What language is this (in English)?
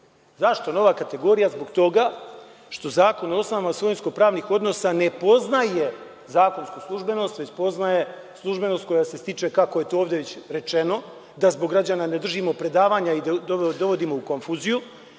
Serbian